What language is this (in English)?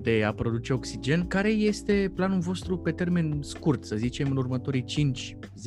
Romanian